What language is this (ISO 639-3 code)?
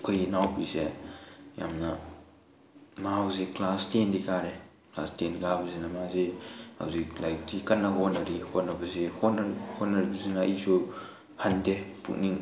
mni